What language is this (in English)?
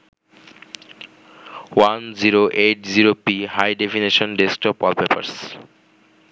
Bangla